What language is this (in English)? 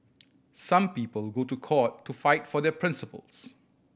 English